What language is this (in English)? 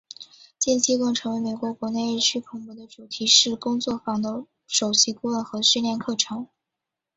Chinese